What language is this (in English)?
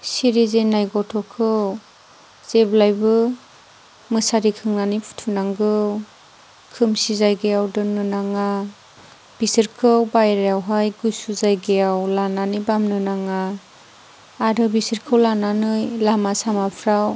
Bodo